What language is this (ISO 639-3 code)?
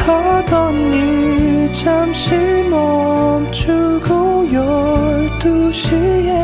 kor